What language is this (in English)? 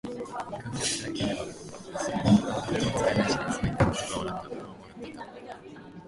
Japanese